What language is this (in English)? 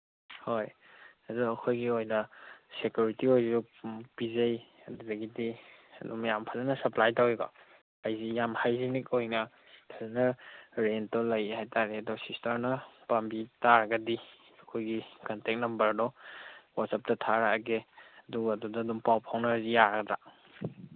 Manipuri